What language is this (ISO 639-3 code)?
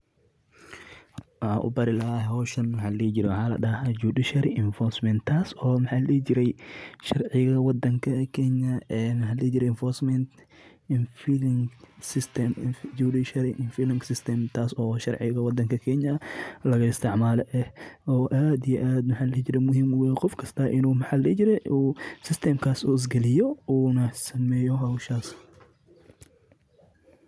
som